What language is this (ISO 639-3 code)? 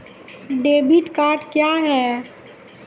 mai